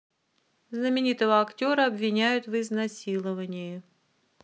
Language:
Russian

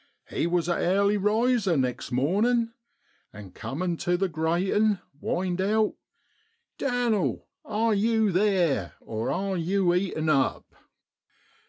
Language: English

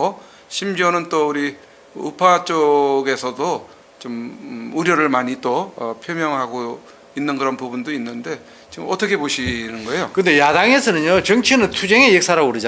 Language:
Korean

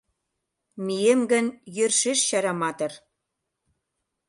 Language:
Mari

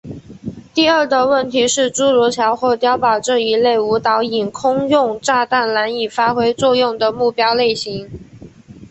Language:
Chinese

